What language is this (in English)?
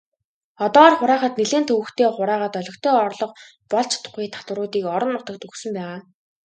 Mongolian